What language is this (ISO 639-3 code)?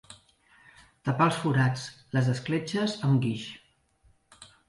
cat